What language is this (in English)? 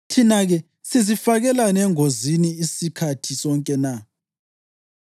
North Ndebele